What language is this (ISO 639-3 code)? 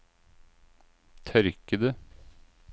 nor